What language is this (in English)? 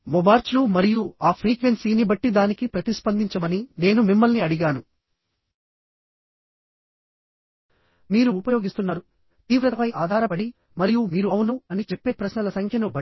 Telugu